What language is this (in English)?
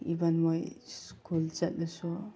Manipuri